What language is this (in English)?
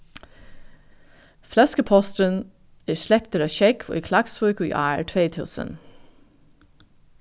Faroese